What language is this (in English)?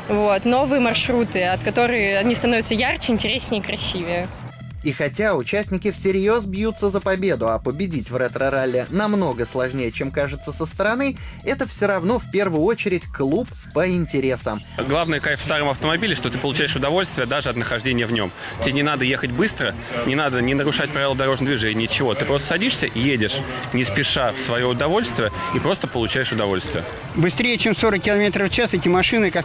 Russian